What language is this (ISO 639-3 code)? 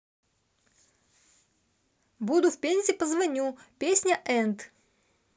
rus